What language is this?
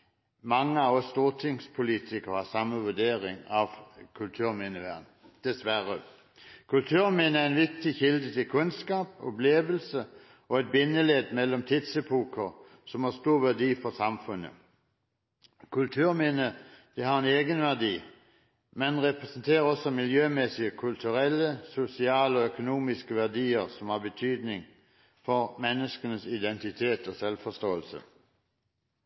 Norwegian Bokmål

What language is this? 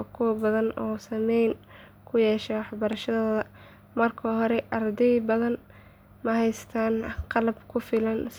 Somali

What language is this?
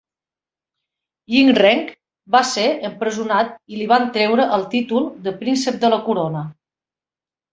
Catalan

